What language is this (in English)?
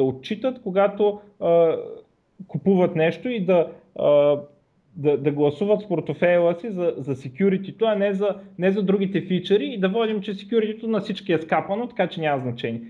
Bulgarian